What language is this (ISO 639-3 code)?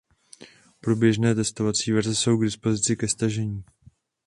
ces